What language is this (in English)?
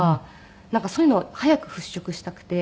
Japanese